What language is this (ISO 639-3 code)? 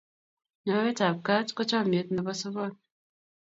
kln